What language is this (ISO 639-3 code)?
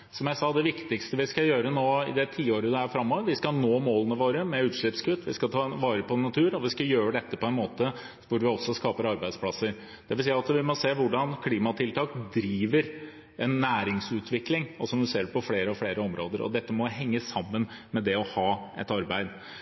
nob